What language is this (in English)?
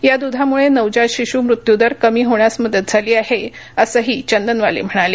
Marathi